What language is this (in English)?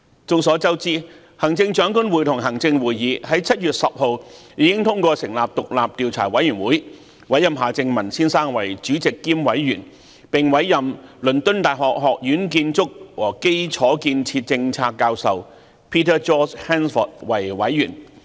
Cantonese